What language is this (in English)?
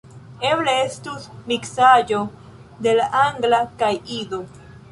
Esperanto